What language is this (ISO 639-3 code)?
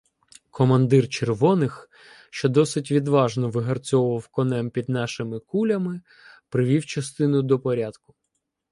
ukr